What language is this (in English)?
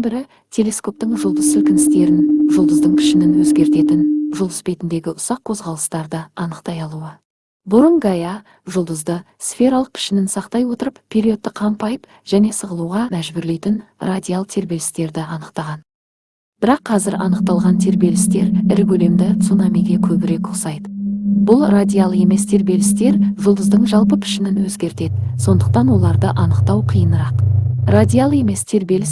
Kazakh